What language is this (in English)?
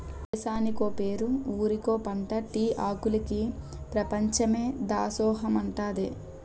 Telugu